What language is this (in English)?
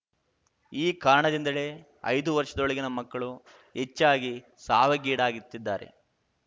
Kannada